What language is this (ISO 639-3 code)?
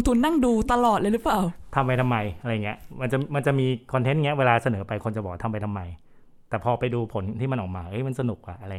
tha